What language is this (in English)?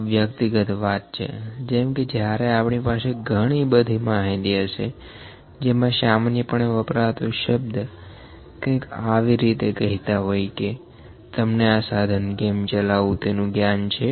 Gujarati